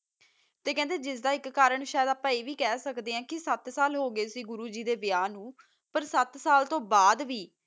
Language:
Punjabi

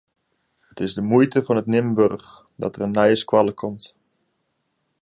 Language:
Western Frisian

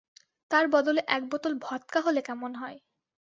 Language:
Bangla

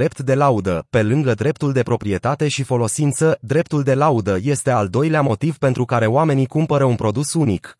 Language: Romanian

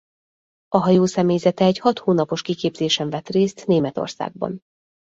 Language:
Hungarian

